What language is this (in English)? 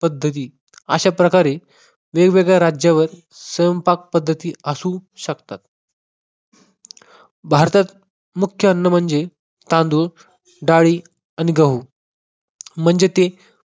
Marathi